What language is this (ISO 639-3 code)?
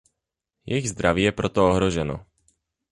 ces